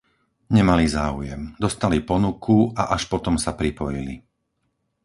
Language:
Slovak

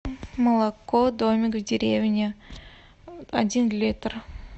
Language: Russian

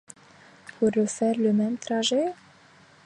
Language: French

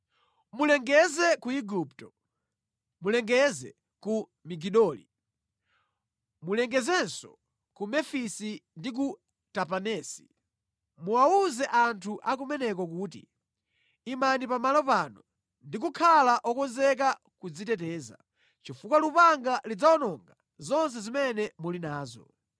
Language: Nyanja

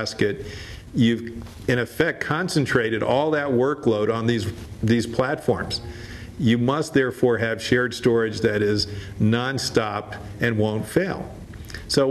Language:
English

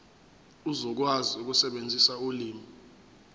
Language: Zulu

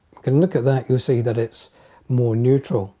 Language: English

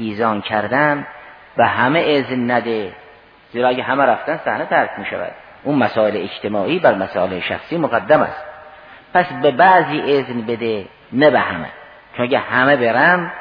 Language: Persian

